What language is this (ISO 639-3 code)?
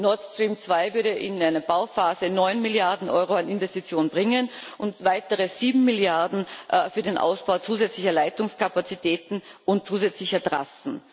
deu